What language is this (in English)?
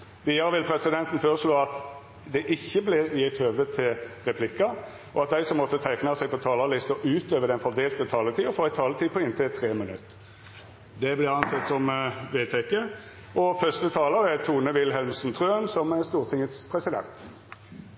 Norwegian